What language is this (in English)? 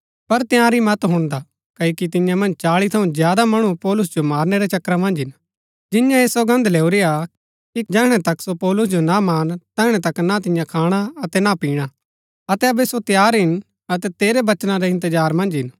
Gaddi